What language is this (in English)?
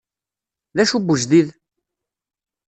Kabyle